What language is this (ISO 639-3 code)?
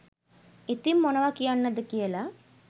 sin